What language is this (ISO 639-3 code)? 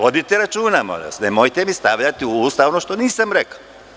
srp